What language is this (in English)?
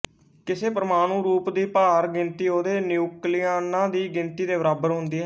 Punjabi